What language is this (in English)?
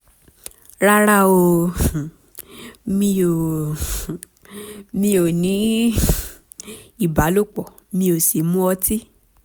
Yoruba